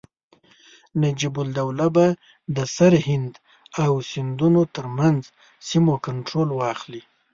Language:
Pashto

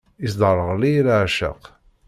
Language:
Kabyle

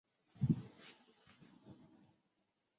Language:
Chinese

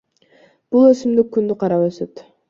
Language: Kyrgyz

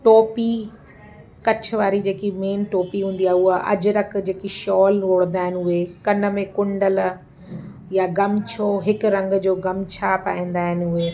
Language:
Sindhi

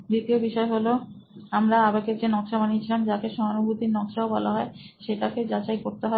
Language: Bangla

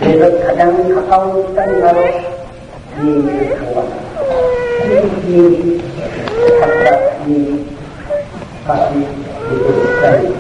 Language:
Korean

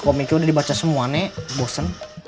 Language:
Indonesian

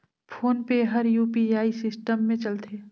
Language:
Chhattisgarhi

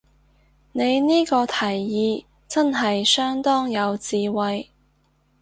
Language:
Cantonese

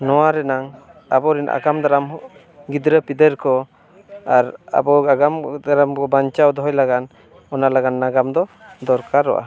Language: Santali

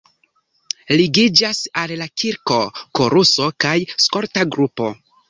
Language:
Esperanto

